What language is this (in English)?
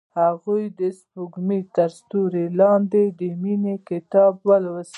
Pashto